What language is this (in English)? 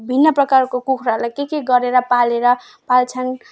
Nepali